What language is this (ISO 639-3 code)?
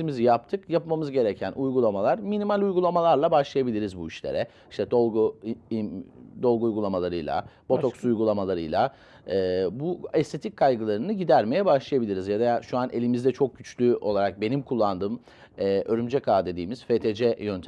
tur